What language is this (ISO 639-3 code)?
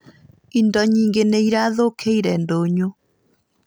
kik